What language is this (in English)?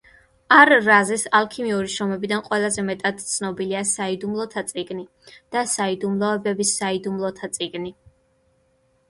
Georgian